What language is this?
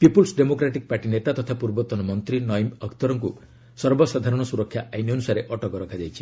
Odia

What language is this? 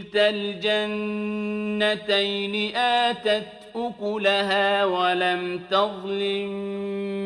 Arabic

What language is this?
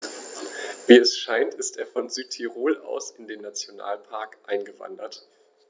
German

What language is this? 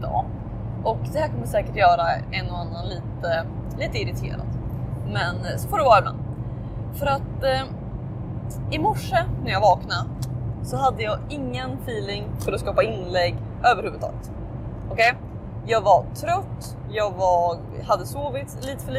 Swedish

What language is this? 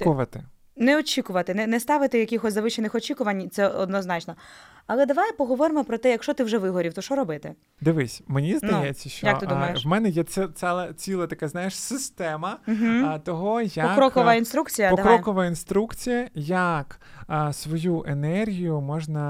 Ukrainian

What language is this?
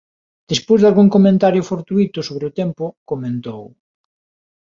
Galician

